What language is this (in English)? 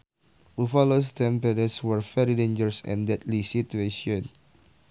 Sundanese